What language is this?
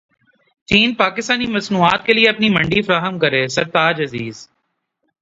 Urdu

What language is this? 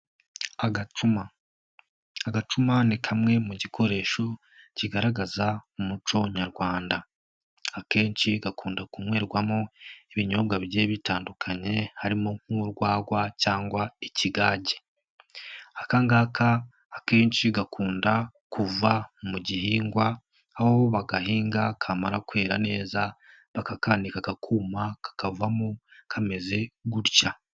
Kinyarwanda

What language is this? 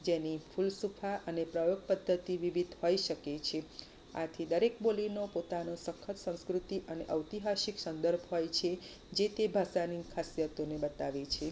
Gujarati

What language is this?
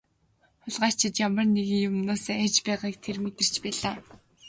Mongolian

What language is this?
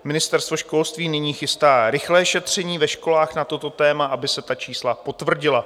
Czech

